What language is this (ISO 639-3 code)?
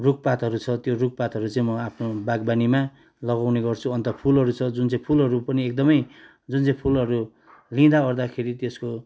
nep